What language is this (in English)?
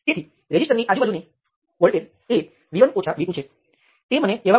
Gujarati